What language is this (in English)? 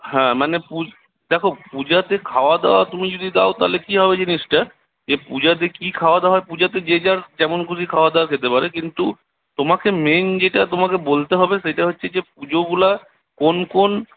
Bangla